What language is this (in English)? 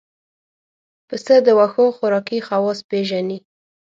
Pashto